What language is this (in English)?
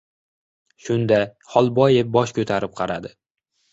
Uzbek